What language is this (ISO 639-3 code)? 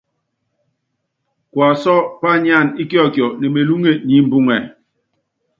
yav